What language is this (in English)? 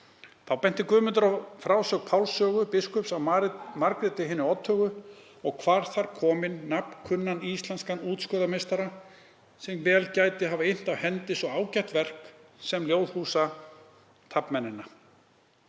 Icelandic